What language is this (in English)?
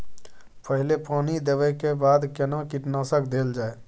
Maithili